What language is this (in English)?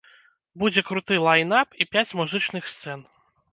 Belarusian